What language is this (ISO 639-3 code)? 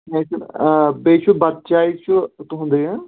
kas